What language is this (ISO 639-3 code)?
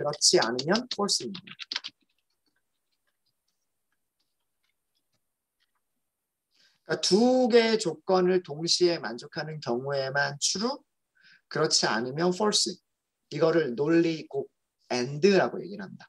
kor